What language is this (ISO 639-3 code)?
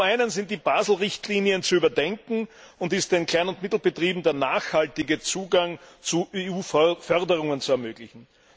deu